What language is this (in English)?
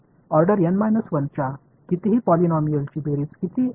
Marathi